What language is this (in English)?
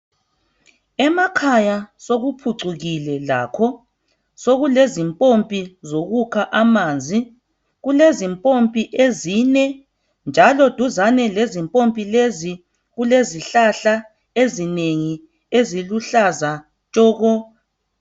North Ndebele